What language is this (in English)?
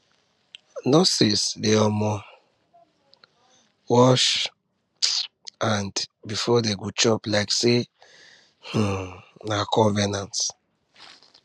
Nigerian Pidgin